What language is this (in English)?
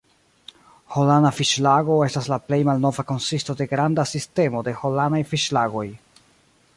Esperanto